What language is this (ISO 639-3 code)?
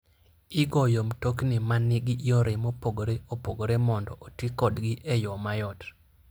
luo